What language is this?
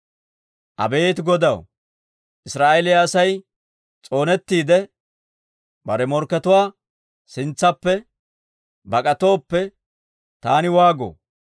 Dawro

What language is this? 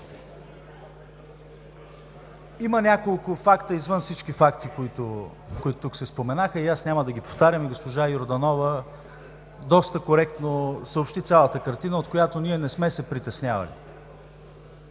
Bulgarian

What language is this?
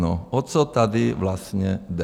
Czech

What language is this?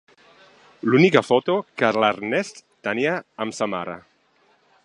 Catalan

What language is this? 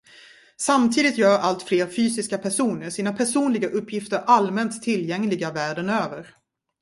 Swedish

